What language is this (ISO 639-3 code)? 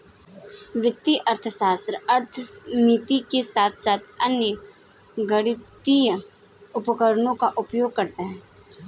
hin